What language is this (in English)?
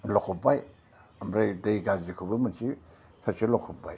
Bodo